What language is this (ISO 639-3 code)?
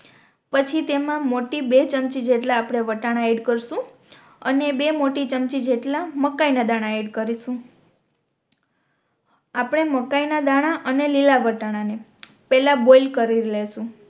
guj